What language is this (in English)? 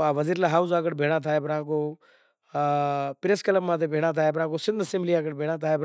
Kachi Koli